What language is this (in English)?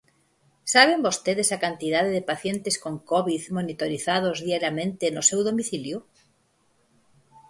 Galician